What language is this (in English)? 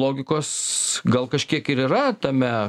Lithuanian